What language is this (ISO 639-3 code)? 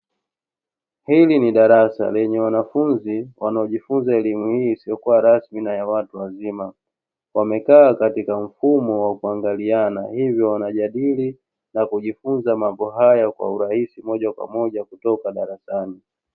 swa